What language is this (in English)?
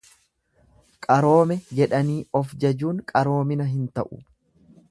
Oromo